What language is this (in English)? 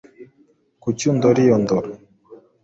Kinyarwanda